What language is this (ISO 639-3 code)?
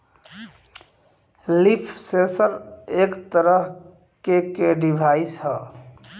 bho